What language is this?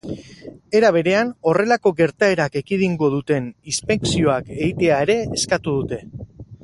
Basque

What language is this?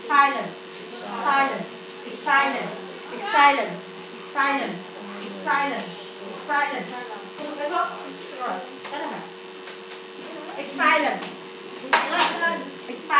Vietnamese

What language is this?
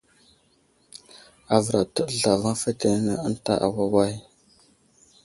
Wuzlam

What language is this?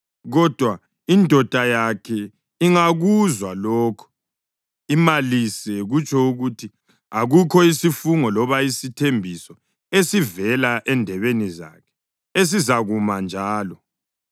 North Ndebele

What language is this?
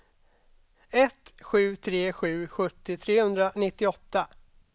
Swedish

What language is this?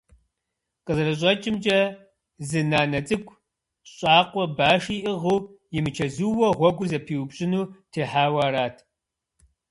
Kabardian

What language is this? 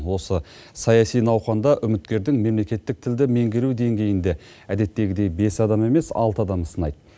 Kazakh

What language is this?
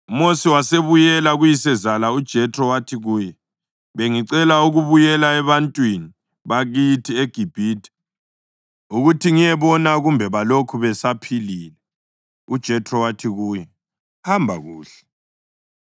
North Ndebele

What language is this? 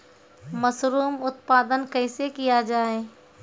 Maithili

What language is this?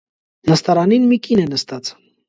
Armenian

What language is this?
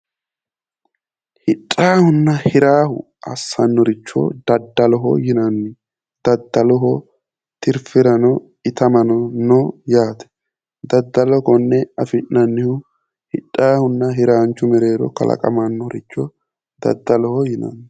Sidamo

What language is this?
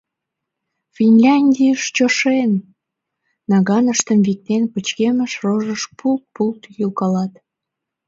Mari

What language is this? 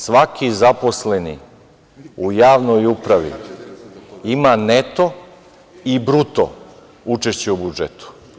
Serbian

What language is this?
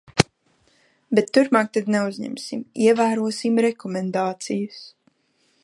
Latvian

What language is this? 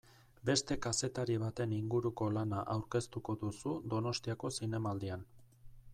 Basque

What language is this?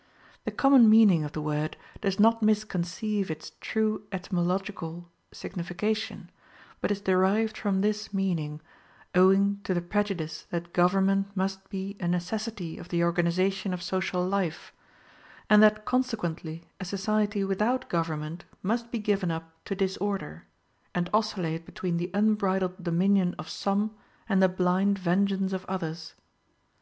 English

